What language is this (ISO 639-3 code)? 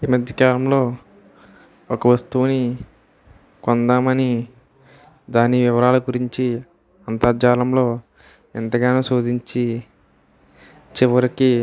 tel